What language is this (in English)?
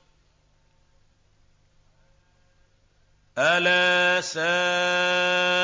Arabic